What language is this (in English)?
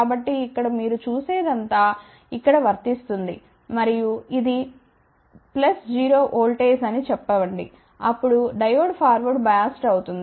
Telugu